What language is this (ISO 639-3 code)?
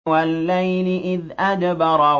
ara